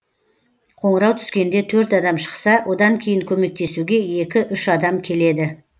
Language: Kazakh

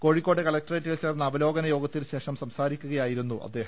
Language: Malayalam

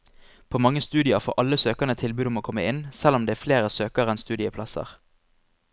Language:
Norwegian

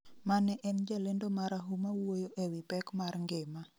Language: Luo (Kenya and Tanzania)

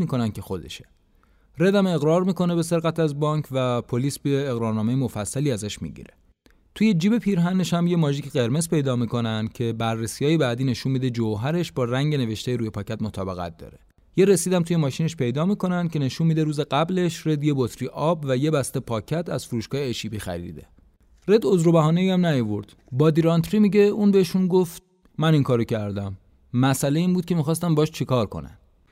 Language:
Persian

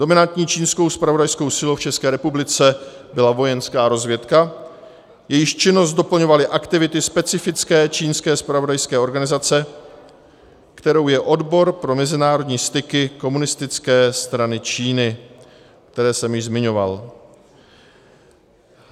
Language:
Czech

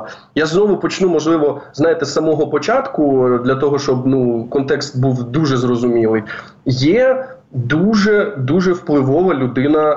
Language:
Ukrainian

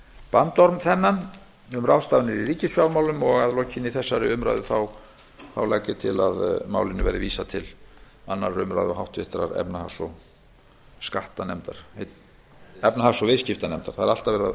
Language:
Icelandic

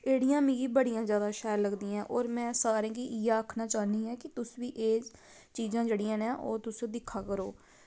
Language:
Dogri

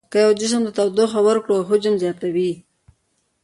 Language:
Pashto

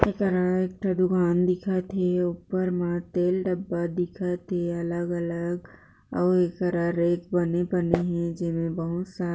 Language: Chhattisgarhi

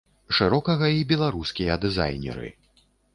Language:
Belarusian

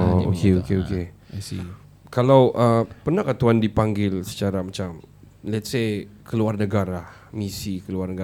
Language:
Malay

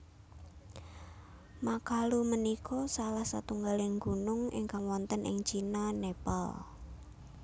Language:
Javanese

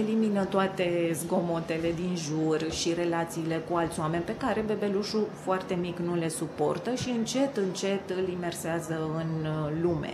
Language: Romanian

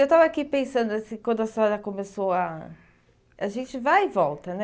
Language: Portuguese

